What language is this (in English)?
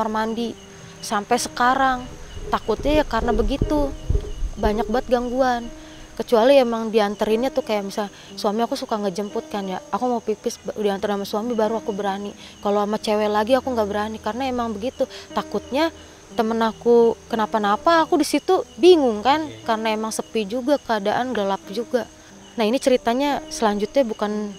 Indonesian